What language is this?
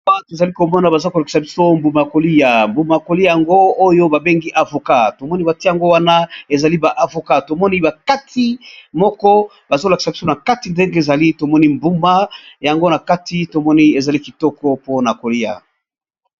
Lingala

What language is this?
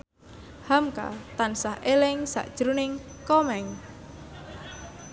Javanese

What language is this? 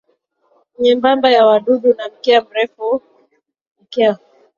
Swahili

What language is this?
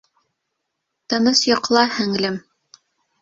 Bashkir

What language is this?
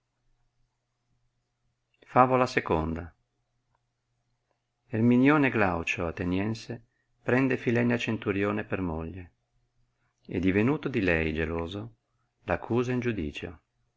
Italian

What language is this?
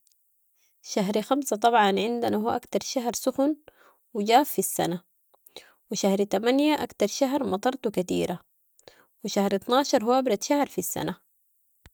Sudanese Arabic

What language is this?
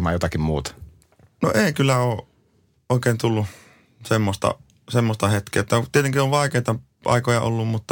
Finnish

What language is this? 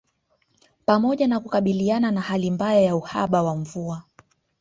Swahili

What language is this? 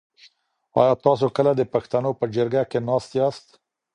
Pashto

